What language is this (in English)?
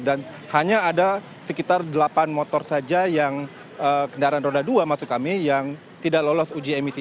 Indonesian